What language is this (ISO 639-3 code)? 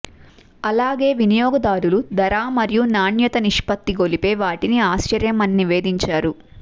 tel